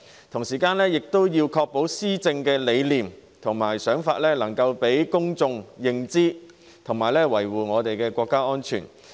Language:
Cantonese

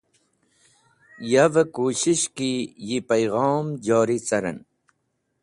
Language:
Wakhi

